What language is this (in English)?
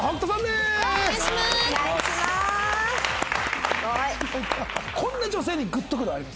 Japanese